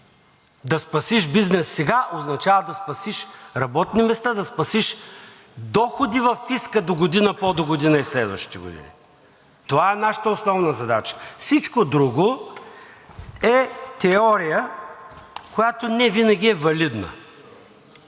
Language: Bulgarian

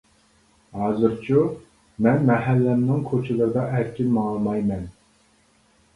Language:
Uyghur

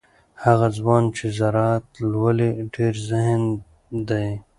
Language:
Pashto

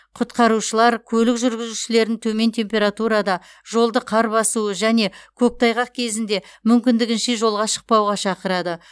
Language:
Kazakh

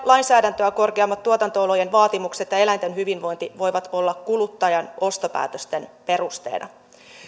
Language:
Finnish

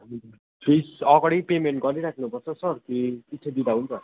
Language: Nepali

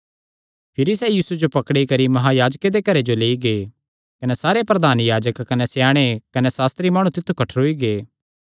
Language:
Kangri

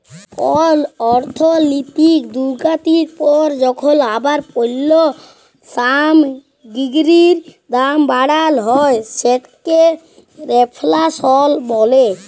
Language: Bangla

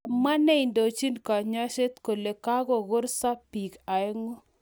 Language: Kalenjin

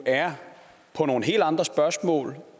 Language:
Danish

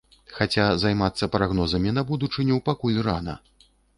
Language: Belarusian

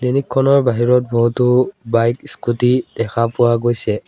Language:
Assamese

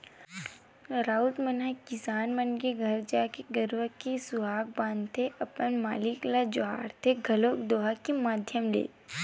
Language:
Chhattisgarhi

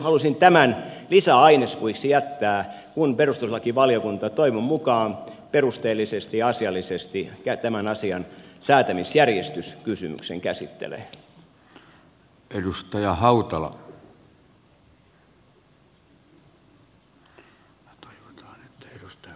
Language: Finnish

